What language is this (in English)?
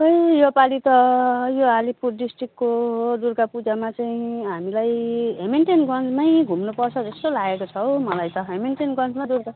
Nepali